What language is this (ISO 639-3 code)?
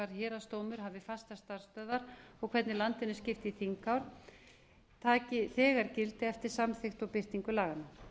isl